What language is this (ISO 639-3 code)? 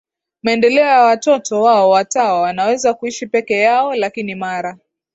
swa